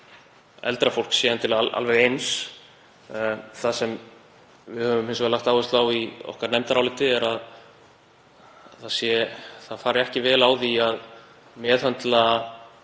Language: Icelandic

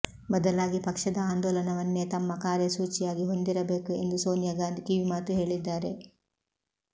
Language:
Kannada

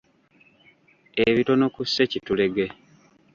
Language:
Ganda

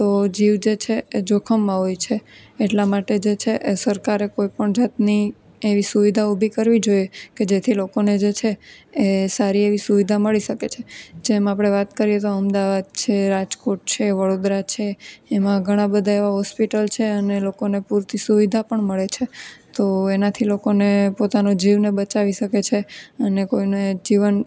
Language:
Gujarati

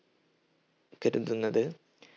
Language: Malayalam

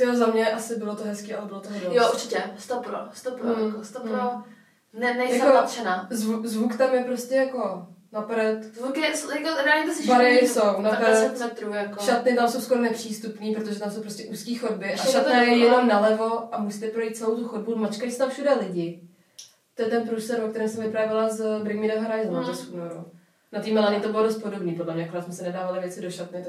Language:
Czech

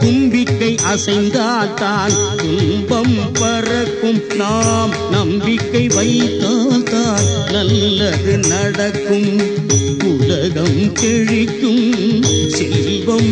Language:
Tamil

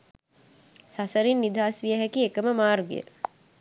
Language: Sinhala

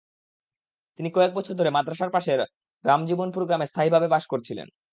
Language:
Bangla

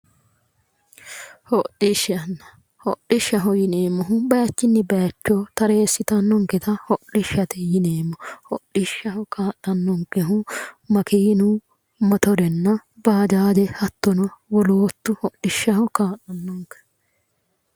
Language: Sidamo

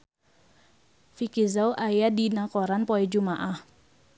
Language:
Sundanese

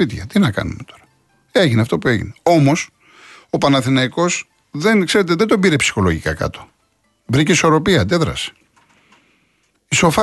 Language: Greek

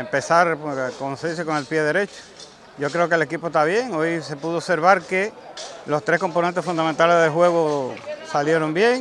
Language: Spanish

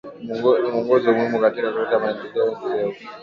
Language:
Swahili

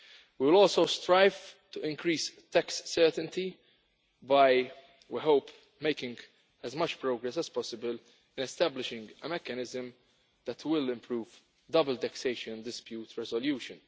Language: English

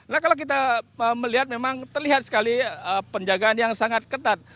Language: Indonesian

